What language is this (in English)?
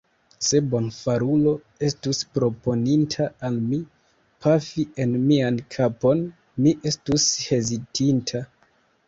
Esperanto